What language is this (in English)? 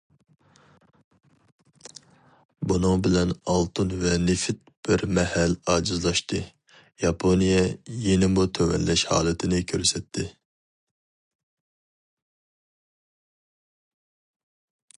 Uyghur